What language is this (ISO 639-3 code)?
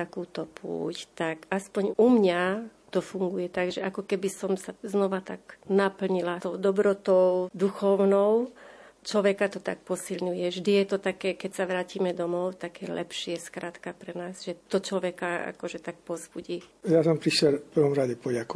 slk